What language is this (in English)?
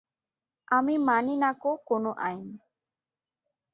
Bangla